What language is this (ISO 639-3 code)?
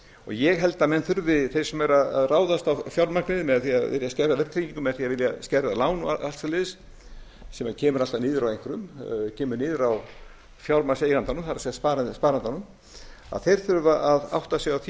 isl